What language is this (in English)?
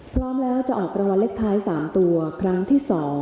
Thai